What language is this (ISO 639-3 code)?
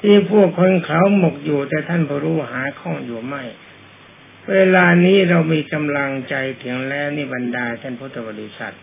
tha